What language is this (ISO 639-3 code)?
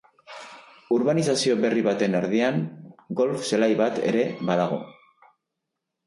eus